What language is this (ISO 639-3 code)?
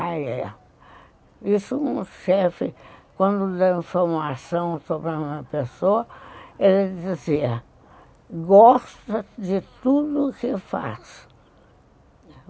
por